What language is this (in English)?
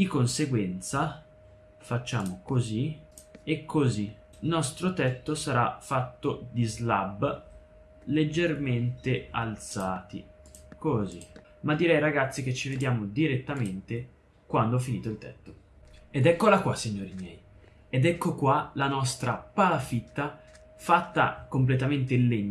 Italian